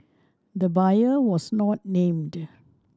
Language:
English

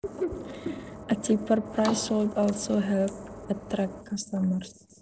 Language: Javanese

